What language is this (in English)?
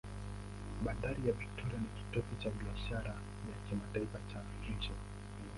Swahili